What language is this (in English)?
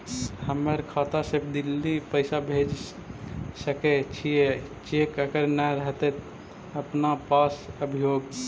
Magahi